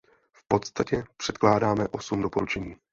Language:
Czech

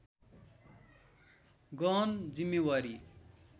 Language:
Nepali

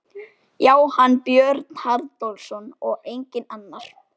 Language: Icelandic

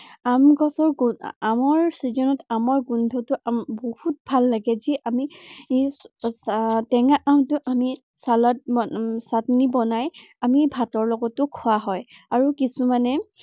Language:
Assamese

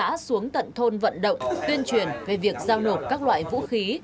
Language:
Vietnamese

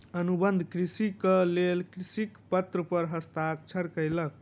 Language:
Maithili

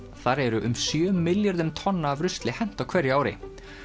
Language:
Icelandic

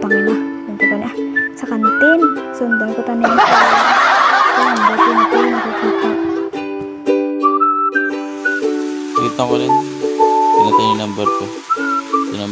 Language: Filipino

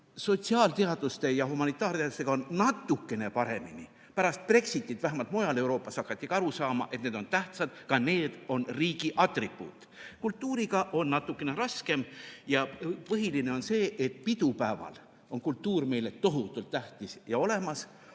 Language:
Estonian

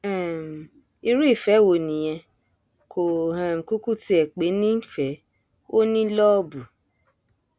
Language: Yoruba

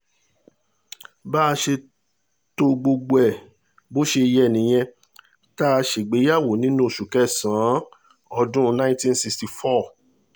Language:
Yoruba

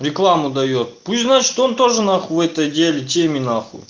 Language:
Russian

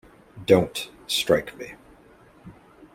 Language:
English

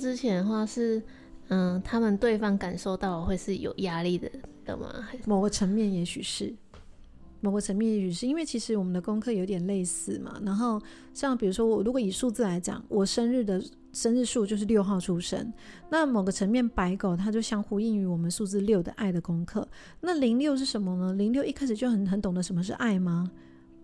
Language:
Chinese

